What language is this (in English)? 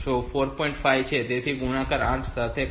Gujarati